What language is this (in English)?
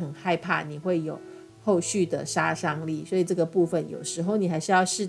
Chinese